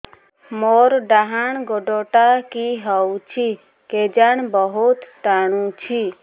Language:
Odia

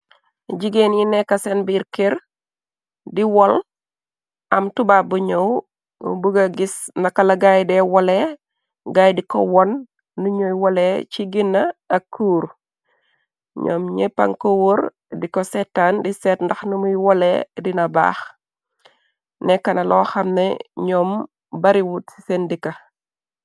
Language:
Wolof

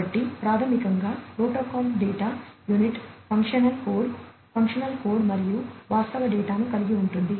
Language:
Telugu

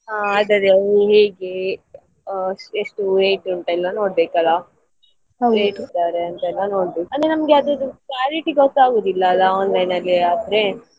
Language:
Kannada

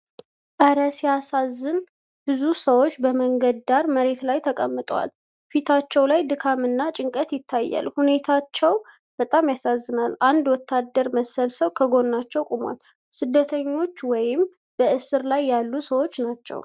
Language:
Amharic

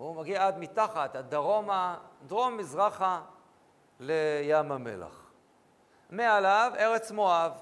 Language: Hebrew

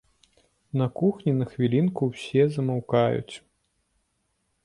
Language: Belarusian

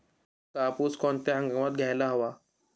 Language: Marathi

